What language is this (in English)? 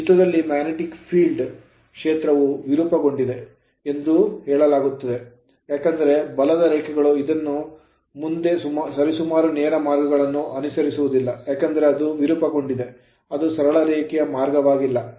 Kannada